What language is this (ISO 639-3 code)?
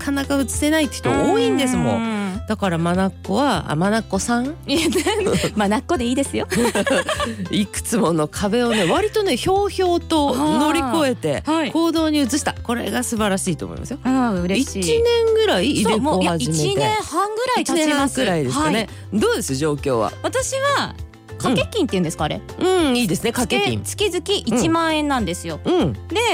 jpn